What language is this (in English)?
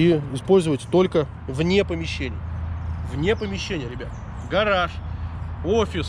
Russian